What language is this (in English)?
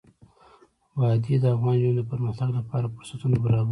Pashto